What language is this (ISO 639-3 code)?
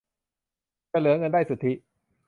tha